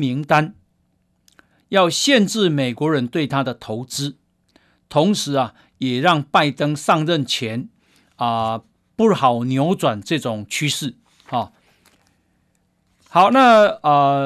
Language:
Chinese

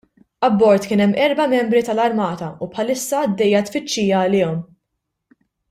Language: Maltese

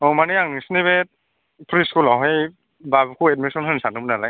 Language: Bodo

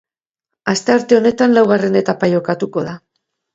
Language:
Basque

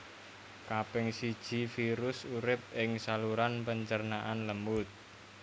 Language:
Javanese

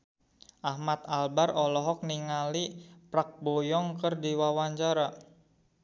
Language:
Sundanese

